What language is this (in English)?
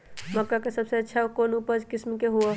Magahi